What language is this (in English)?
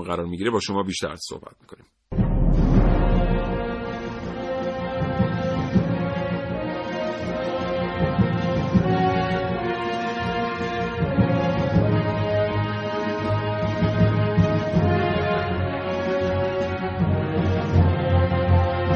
Persian